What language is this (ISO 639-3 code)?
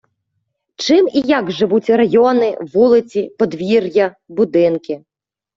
ukr